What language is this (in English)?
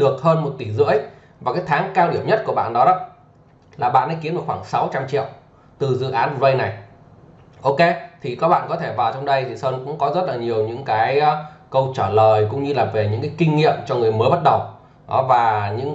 Vietnamese